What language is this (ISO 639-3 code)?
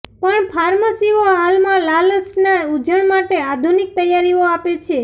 guj